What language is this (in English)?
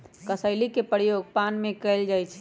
Magahi